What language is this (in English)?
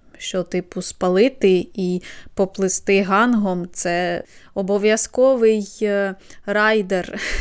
Ukrainian